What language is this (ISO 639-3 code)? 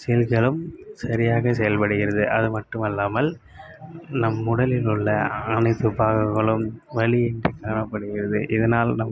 tam